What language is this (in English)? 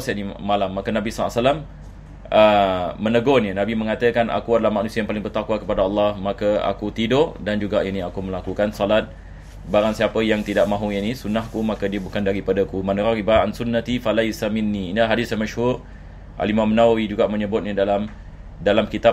Malay